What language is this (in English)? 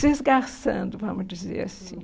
Portuguese